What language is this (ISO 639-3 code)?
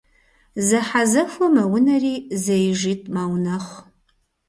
kbd